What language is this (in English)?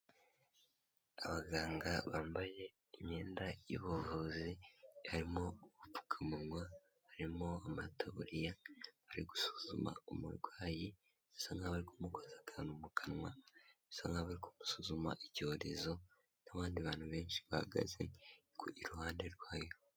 Kinyarwanda